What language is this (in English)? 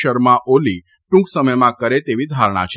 Gujarati